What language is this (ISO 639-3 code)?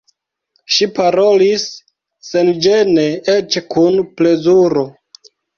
epo